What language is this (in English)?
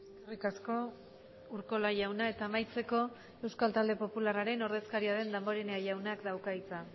Basque